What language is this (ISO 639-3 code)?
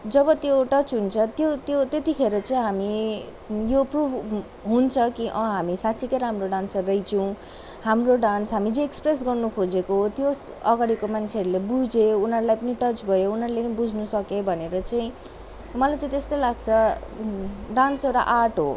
nep